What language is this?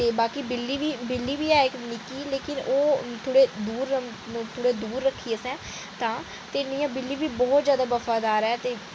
Dogri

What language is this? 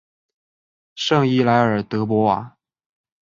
Chinese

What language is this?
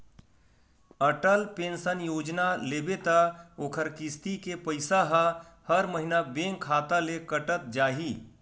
Chhattisgarhi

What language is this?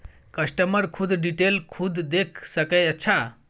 Maithili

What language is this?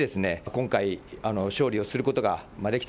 Japanese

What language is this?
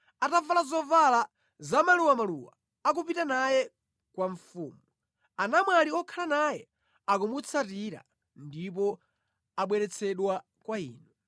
Nyanja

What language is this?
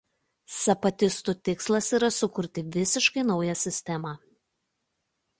Lithuanian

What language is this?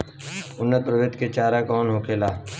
Bhojpuri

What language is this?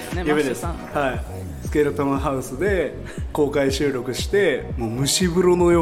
Japanese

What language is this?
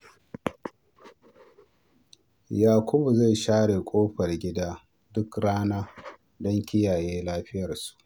Hausa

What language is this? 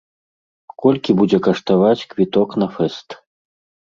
Belarusian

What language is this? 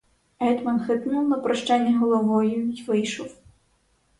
Ukrainian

